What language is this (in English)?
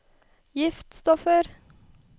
Norwegian